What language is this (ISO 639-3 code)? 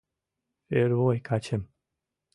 chm